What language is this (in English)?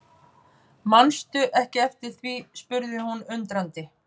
Icelandic